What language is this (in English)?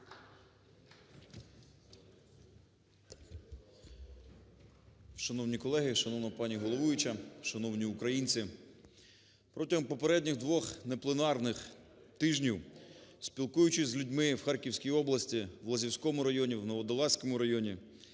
Ukrainian